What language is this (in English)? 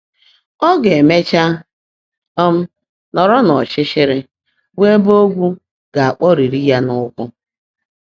Igbo